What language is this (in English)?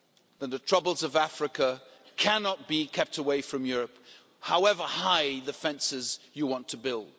English